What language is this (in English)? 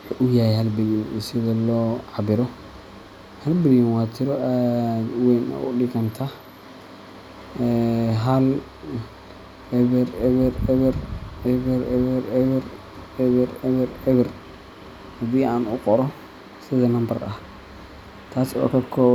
Somali